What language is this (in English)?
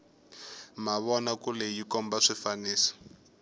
Tsonga